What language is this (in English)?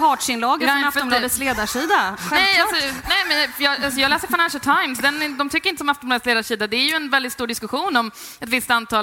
Swedish